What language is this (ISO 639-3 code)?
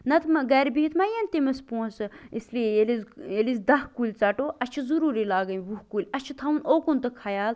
kas